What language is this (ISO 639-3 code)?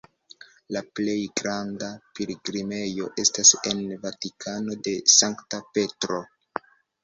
epo